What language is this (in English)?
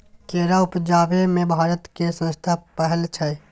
Maithili